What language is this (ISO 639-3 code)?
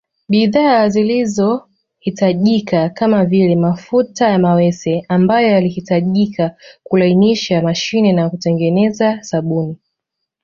swa